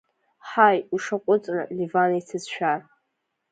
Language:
Abkhazian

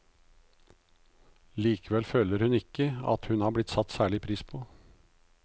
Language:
Norwegian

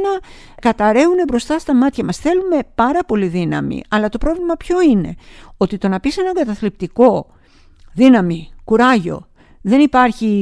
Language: Greek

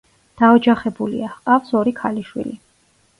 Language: Georgian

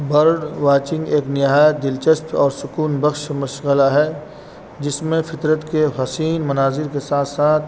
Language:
Urdu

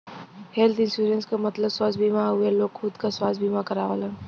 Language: Bhojpuri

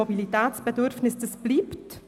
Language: Swiss German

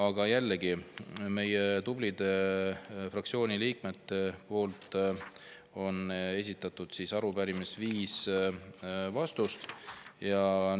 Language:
Estonian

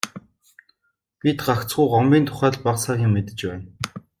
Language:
Mongolian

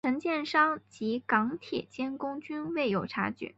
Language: Chinese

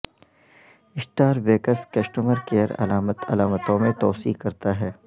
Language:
Urdu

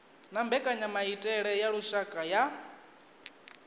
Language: Venda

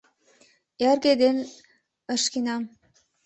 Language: Mari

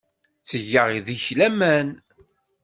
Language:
Kabyle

